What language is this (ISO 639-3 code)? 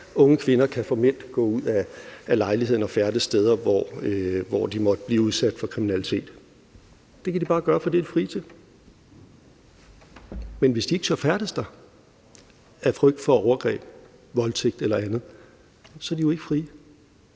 dan